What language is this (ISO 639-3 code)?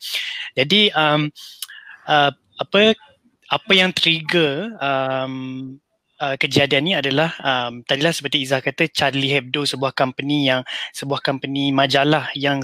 msa